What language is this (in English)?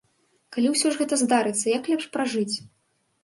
Belarusian